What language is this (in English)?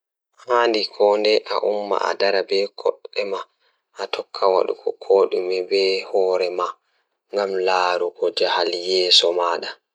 Fula